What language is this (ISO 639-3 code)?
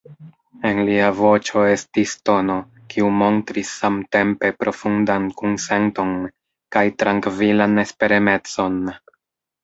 epo